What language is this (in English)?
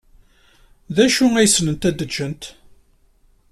Kabyle